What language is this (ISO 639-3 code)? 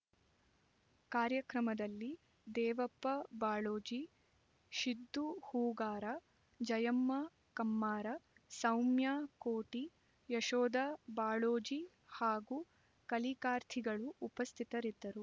kan